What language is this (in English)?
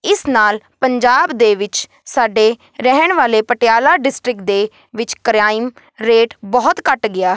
Punjabi